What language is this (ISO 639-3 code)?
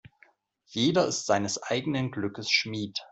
deu